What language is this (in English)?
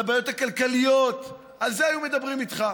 Hebrew